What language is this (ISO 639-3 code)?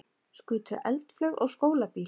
isl